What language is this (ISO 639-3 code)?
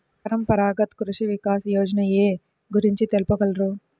tel